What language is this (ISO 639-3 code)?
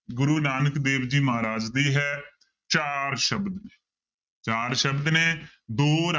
pan